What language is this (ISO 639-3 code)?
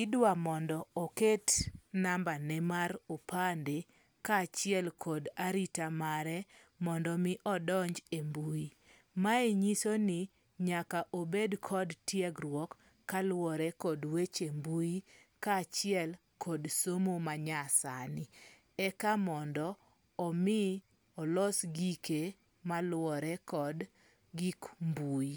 luo